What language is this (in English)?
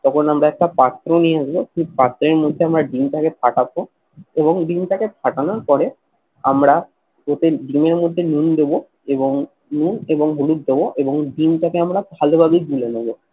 Bangla